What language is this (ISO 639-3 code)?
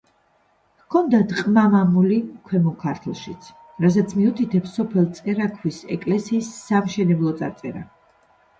kat